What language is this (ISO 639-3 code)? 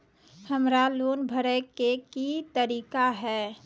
mai